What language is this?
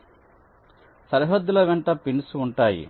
Telugu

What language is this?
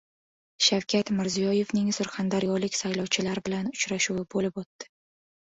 Uzbek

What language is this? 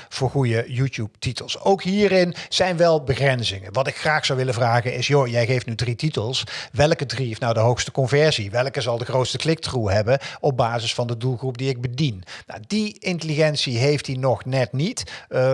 Dutch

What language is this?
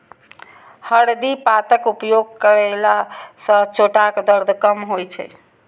Maithili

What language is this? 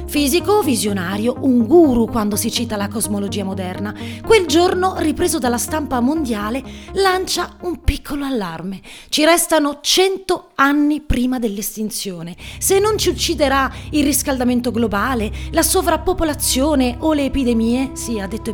Italian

